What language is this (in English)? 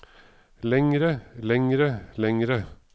Norwegian